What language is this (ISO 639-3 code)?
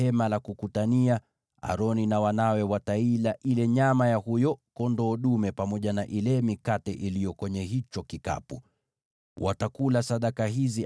swa